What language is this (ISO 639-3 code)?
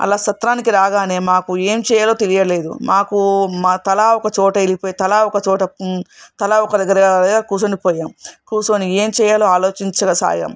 tel